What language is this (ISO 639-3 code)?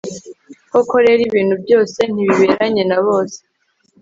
kin